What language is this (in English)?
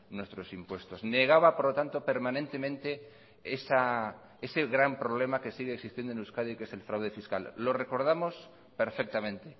Spanish